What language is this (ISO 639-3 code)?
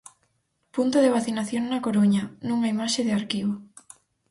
glg